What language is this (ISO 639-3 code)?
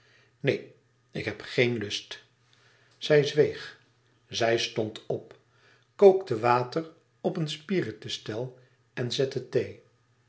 nld